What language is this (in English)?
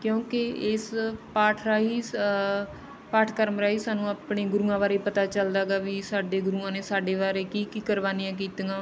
Punjabi